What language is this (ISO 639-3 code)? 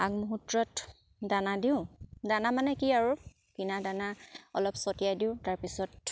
asm